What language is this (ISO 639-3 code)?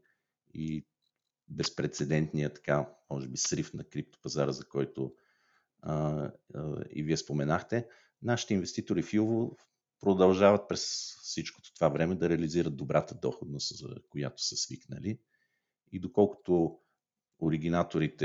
bul